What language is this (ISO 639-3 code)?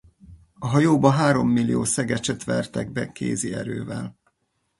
hun